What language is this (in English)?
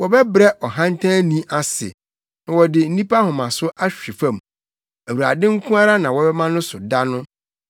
Akan